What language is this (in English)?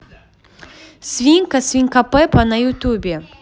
Russian